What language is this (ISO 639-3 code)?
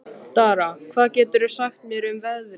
isl